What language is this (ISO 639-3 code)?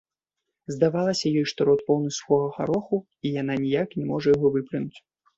bel